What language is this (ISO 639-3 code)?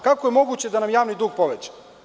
srp